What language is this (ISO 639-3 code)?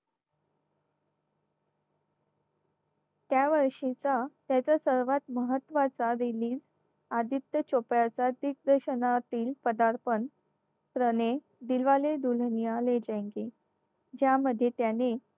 mar